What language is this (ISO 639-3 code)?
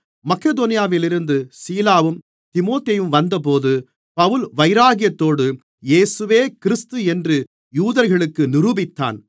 tam